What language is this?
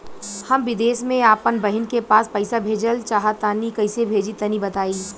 Bhojpuri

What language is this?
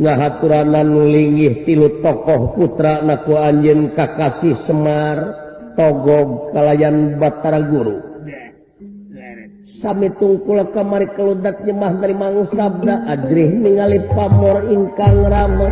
Indonesian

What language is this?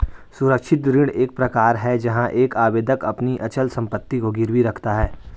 Hindi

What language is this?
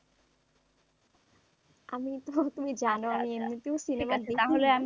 Bangla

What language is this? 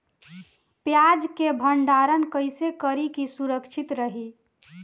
Bhojpuri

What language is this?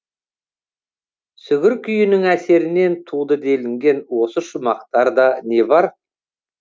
Kazakh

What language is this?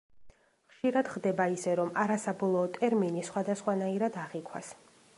Georgian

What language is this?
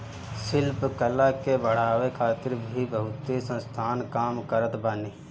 Bhojpuri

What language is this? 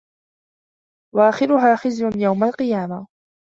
Arabic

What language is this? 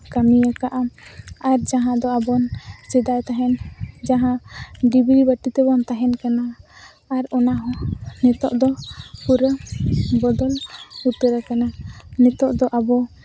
Santali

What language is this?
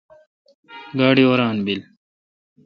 Kalkoti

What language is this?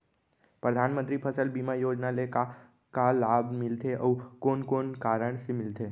Chhattisgarhi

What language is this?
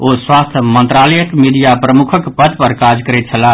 Maithili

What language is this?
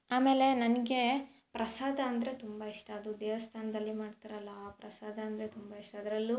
Kannada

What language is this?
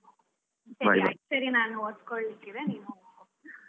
Kannada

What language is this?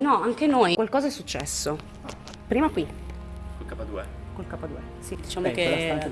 Italian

